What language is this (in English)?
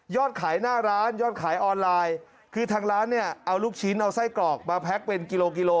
Thai